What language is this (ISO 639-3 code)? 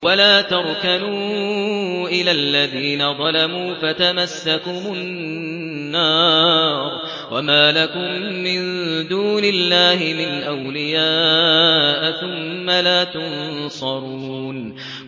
ara